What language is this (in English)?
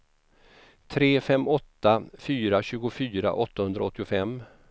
Swedish